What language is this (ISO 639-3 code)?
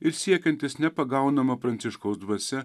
lit